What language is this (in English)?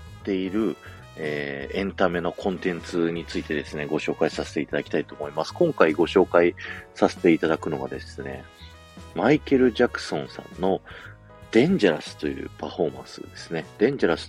Japanese